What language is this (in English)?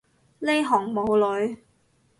Cantonese